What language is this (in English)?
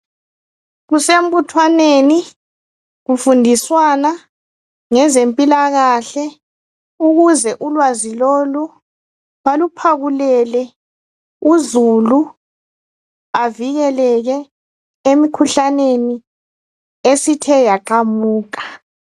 North Ndebele